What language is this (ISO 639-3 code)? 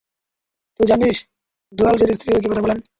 ben